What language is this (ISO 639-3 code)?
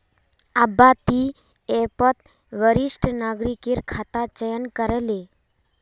mag